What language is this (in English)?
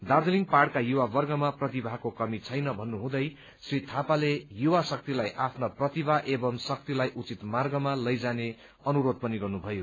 Nepali